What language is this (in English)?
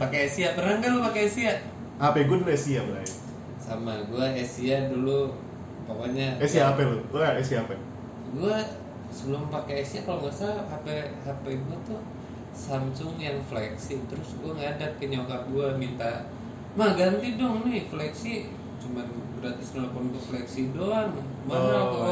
Indonesian